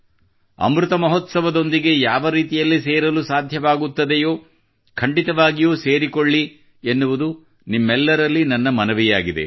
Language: Kannada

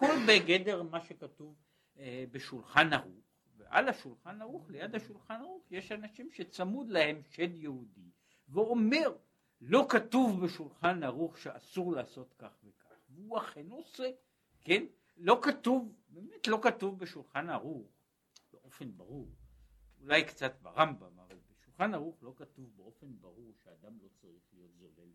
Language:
Hebrew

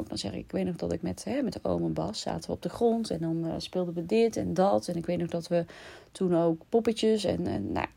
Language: Dutch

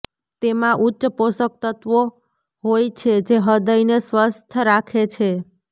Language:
Gujarati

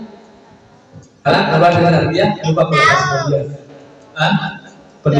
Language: Indonesian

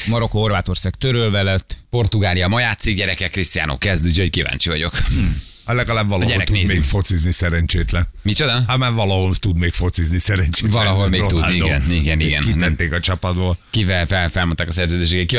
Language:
Hungarian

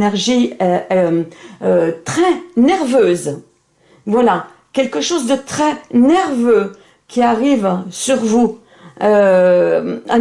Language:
French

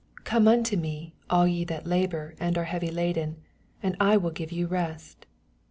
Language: English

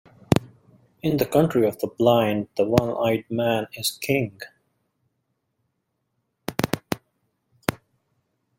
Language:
English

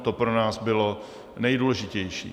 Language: Czech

